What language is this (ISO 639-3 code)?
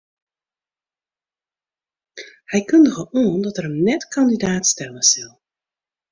fry